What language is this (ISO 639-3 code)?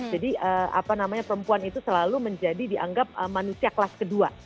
ind